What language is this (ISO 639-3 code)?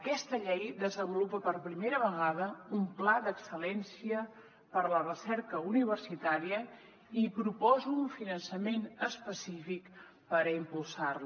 cat